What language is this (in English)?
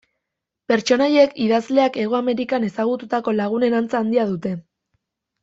Basque